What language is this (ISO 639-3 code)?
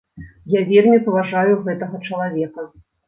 bel